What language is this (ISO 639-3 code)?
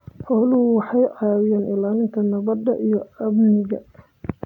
som